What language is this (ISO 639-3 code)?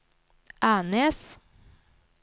nor